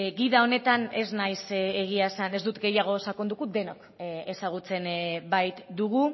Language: Basque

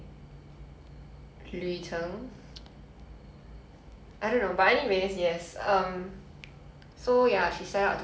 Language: English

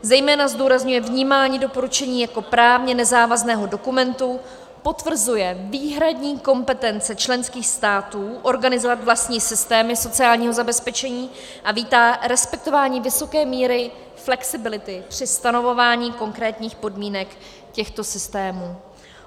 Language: Czech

